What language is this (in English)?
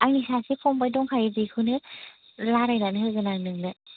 Bodo